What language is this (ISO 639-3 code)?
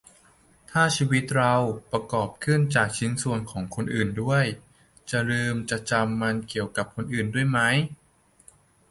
tha